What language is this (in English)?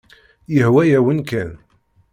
Kabyle